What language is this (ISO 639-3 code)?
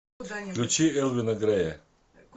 rus